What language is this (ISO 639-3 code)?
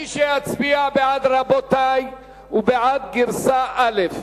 heb